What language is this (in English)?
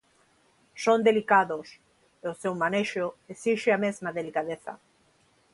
Galician